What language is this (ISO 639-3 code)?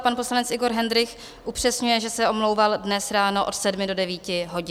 ces